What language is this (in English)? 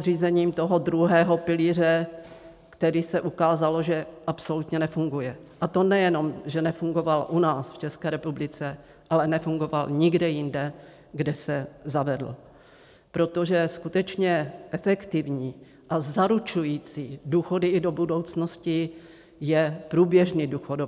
Czech